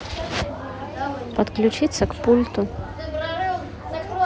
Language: Russian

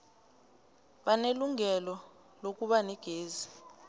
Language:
South Ndebele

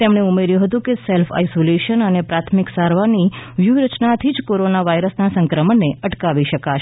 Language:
Gujarati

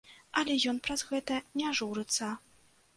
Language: Belarusian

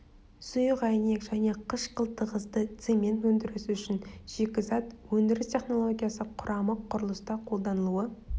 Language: Kazakh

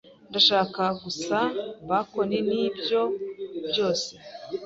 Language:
Kinyarwanda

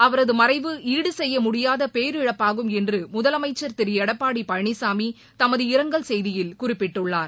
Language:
Tamil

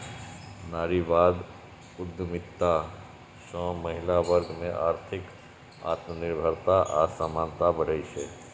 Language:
Maithili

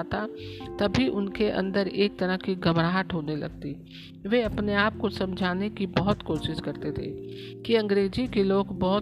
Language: Hindi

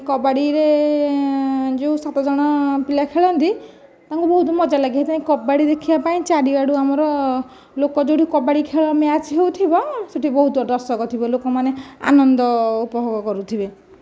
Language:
Odia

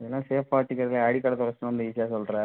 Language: Tamil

